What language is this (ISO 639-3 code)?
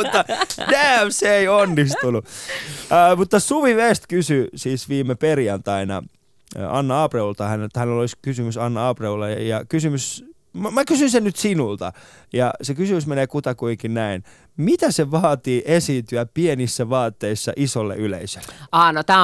fin